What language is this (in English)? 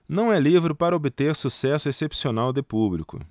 Portuguese